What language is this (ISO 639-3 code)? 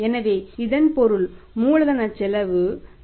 tam